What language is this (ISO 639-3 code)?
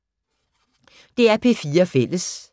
dan